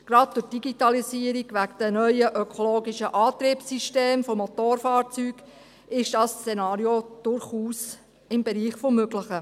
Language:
Swiss German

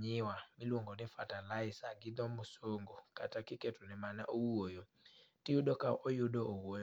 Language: Luo (Kenya and Tanzania)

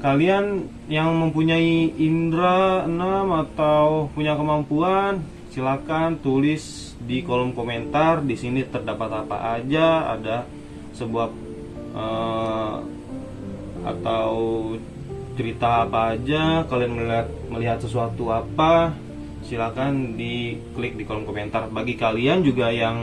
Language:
Indonesian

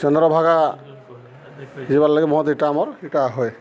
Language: Odia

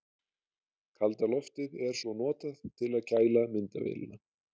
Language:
Icelandic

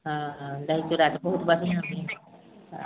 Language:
Maithili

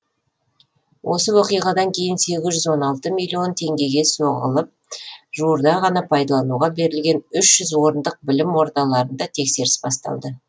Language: Kazakh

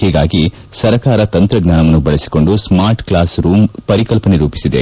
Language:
Kannada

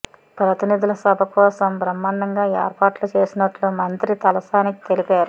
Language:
Telugu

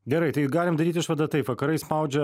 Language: Lithuanian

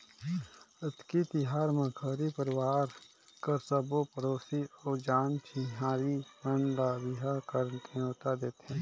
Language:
Chhattisgarhi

